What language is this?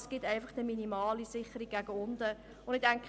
Swiss German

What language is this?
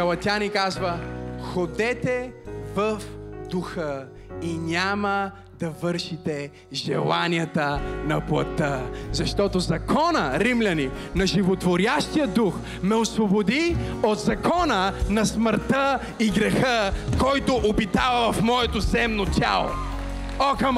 Bulgarian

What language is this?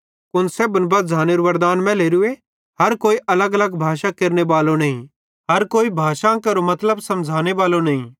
Bhadrawahi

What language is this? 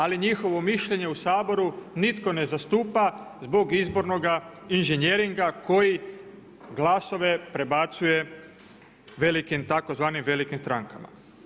Croatian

